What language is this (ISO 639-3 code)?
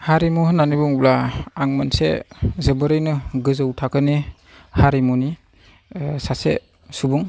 brx